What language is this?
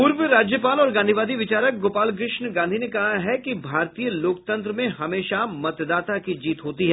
Hindi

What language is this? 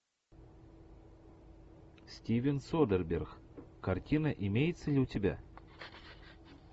Russian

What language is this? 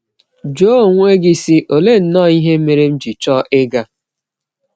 Igbo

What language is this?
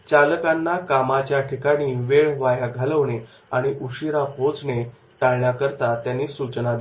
Marathi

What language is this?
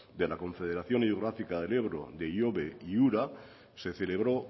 Spanish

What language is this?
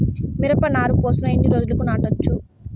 Telugu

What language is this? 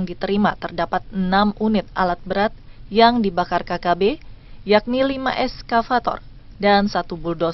Indonesian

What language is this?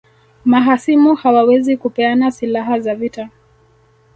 Swahili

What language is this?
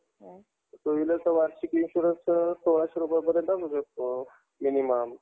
Marathi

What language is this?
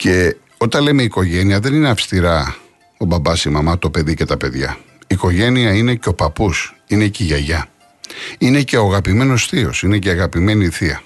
Greek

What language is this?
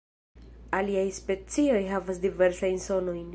Esperanto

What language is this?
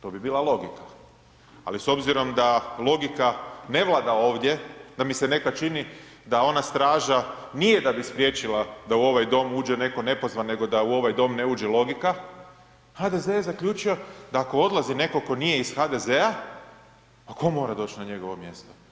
Croatian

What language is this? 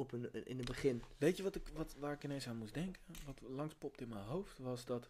Dutch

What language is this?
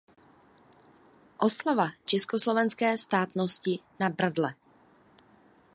Czech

